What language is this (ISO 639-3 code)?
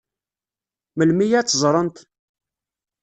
kab